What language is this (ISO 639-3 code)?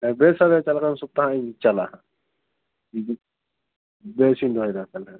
sat